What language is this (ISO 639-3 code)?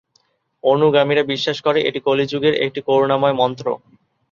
ben